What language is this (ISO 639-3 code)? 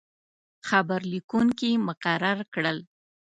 pus